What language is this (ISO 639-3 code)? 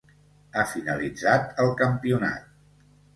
cat